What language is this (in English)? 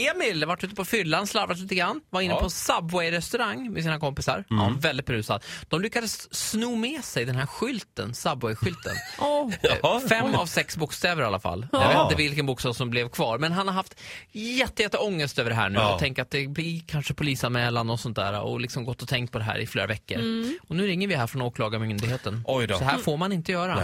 Swedish